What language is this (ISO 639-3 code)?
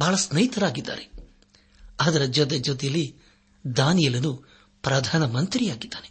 kan